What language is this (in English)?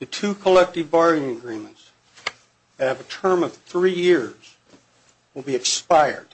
English